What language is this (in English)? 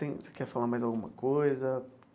Portuguese